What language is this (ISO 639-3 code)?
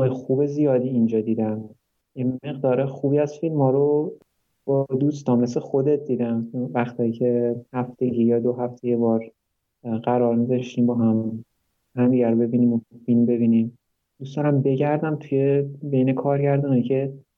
fas